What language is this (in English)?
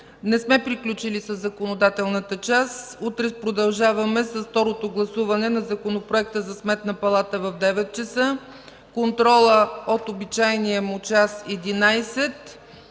Bulgarian